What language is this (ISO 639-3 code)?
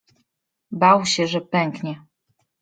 pol